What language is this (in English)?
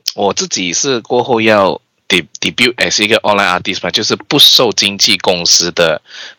Chinese